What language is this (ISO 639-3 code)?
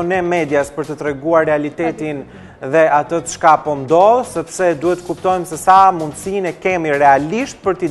eng